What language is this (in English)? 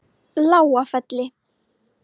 Icelandic